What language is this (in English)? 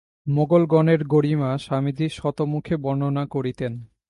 Bangla